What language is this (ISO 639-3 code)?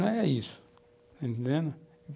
por